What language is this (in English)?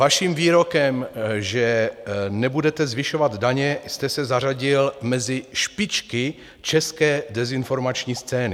Czech